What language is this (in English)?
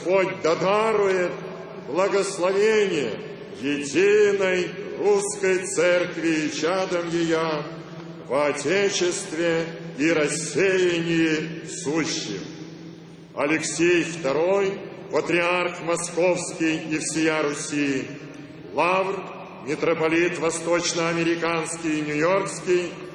Russian